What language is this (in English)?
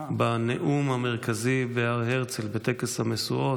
Hebrew